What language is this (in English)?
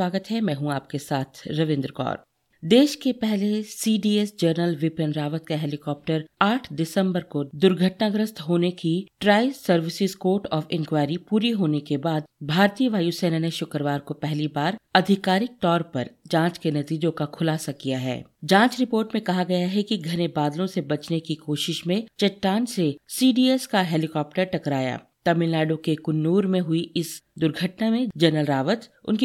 Hindi